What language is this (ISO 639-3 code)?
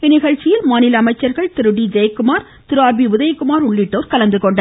tam